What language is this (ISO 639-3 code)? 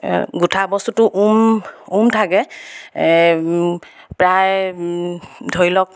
asm